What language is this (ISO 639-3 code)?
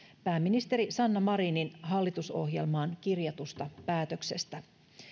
fin